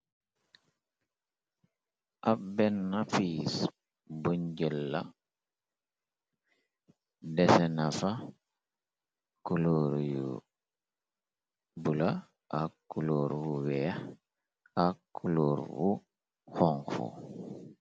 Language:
Wolof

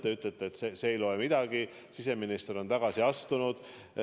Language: Estonian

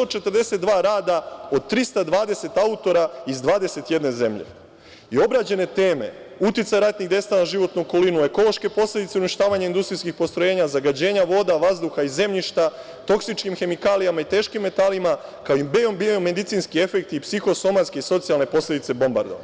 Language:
Serbian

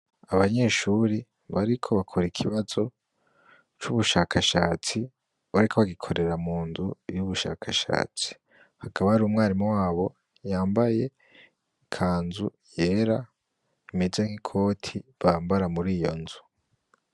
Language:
Rundi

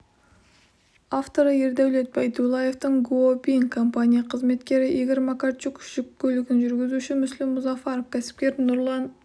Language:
Kazakh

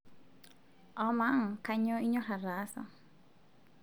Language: Masai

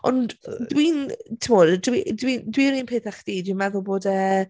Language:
Welsh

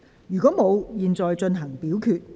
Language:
Cantonese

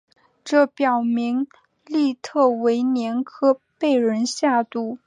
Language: Chinese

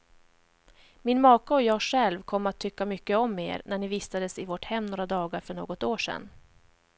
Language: Swedish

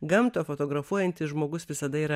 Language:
Lithuanian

